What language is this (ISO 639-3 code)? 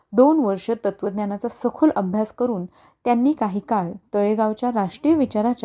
mar